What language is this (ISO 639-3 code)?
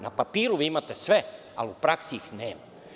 srp